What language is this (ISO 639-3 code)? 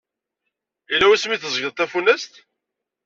kab